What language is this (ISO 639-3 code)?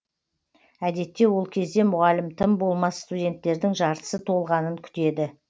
kaz